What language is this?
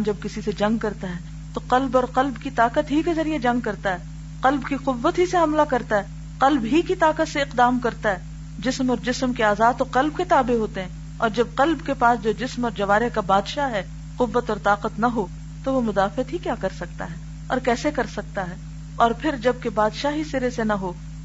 Urdu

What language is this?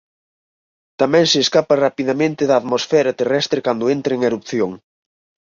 Galician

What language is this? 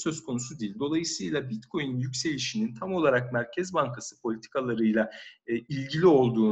Turkish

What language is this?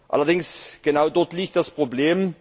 German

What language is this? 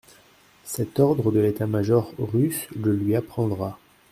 French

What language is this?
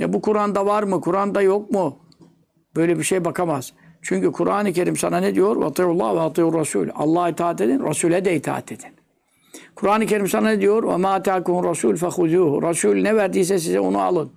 Turkish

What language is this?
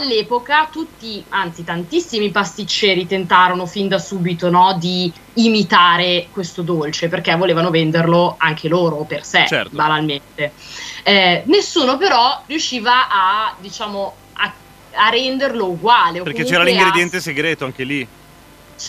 Italian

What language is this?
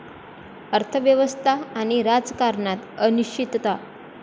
Marathi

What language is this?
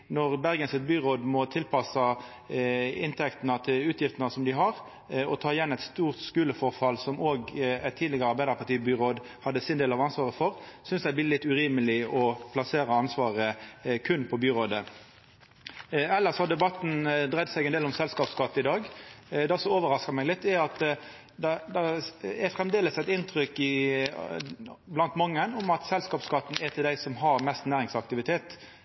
Norwegian Nynorsk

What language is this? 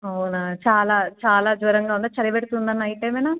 Telugu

